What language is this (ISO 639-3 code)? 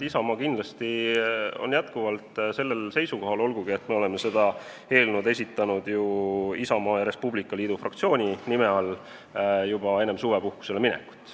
est